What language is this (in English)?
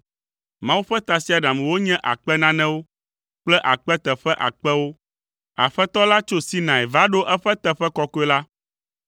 Ewe